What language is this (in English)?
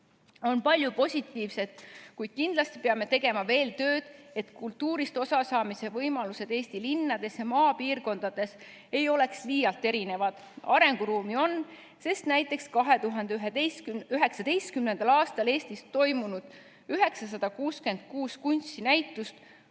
Estonian